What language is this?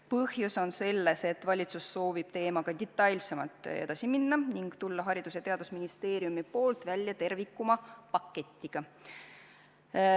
Estonian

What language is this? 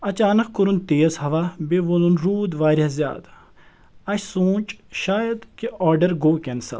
Kashmiri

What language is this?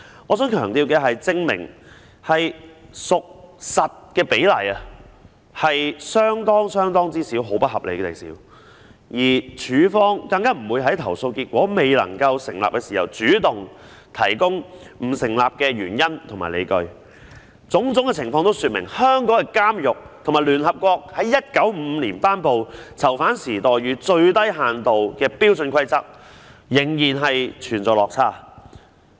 Cantonese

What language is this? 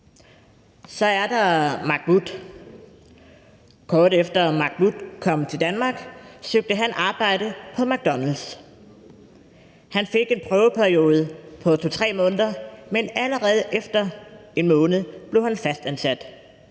Danish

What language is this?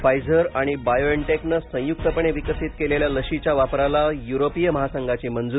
Marathi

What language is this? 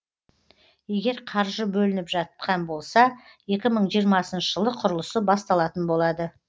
Kazakh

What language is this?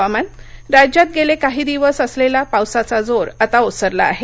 Marathi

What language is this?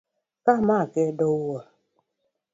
Luo (Kenya and Tanzania)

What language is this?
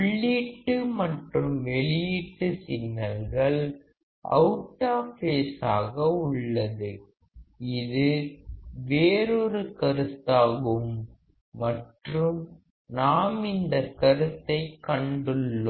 Tamil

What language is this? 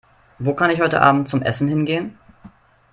German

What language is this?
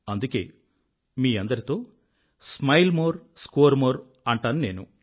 Telugu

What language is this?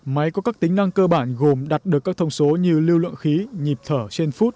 Vietnamese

